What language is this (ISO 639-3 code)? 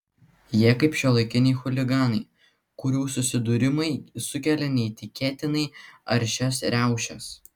lit